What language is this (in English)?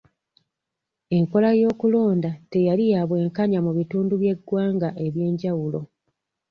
Ganda